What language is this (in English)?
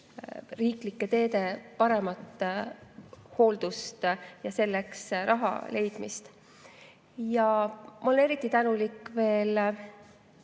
Estonian